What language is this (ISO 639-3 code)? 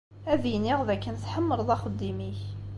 kab